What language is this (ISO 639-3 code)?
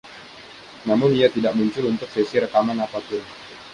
ind